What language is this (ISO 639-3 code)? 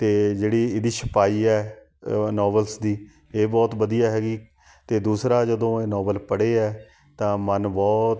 pan